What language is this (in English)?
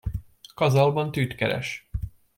Hungarian